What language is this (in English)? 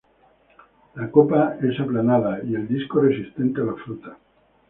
Spanish